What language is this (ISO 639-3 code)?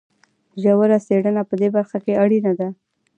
pus